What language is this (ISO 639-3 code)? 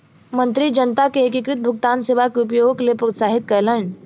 mai